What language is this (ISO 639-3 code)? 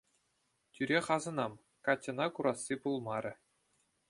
chv